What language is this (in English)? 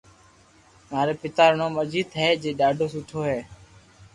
Loarki